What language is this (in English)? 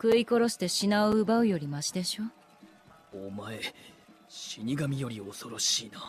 Japanese